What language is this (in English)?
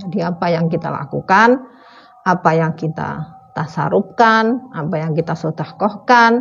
Indonesian